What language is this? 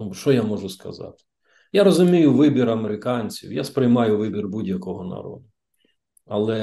Ukrainian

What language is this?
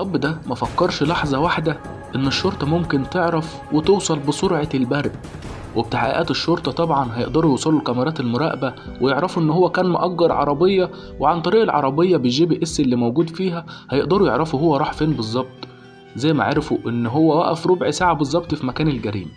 Arabic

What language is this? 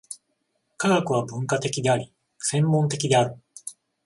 Japanese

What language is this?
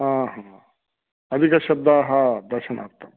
Sanskrit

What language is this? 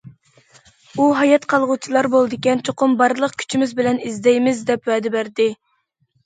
Uyghur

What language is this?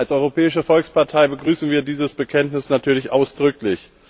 German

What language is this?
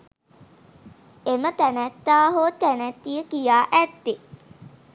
Sinhala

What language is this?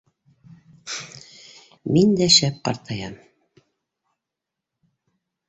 Bashkir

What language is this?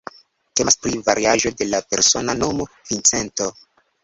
Esperanto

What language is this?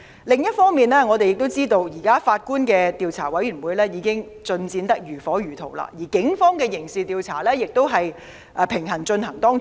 Cantonese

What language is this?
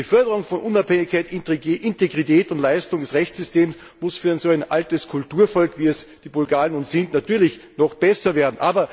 German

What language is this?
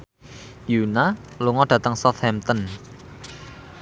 Javanese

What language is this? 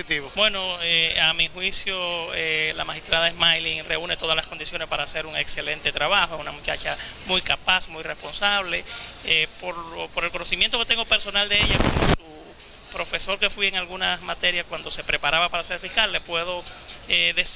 Spanish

